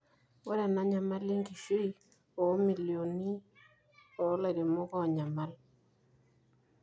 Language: Masai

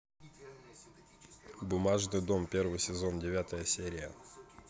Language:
Russian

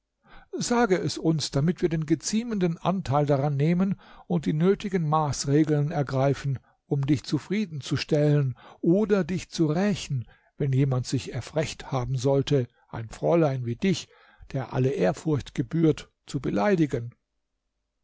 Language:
German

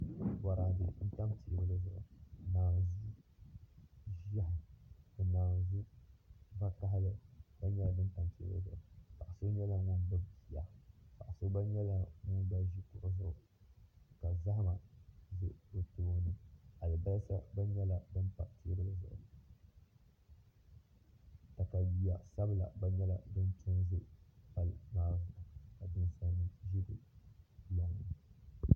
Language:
Dagbani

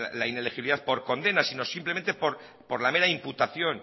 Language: Spanish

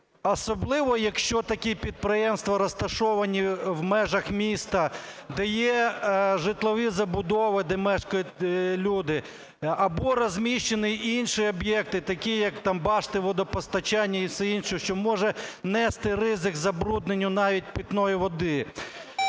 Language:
Ukrainian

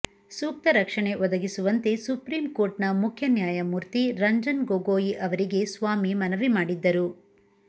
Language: Kannada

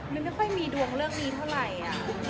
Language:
Thai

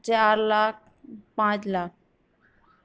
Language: Urdu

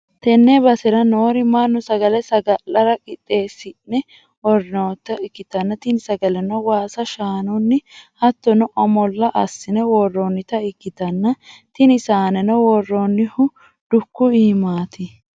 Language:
Sidamo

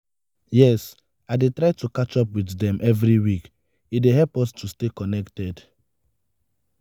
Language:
Nigerian Pidgin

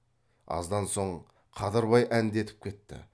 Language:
Kazakh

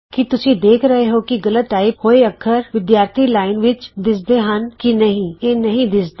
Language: Punjabi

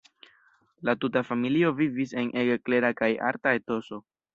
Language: Esperanto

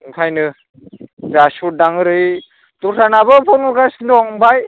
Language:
Bodo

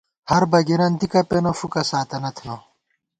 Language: Gawar-Bati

